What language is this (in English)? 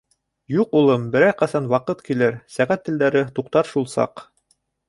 Bashkir